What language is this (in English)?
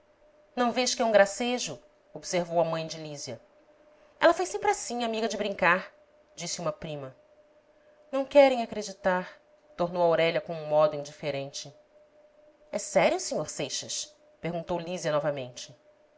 Portuguese